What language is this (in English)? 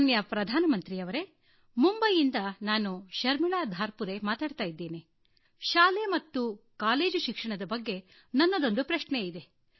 Kannada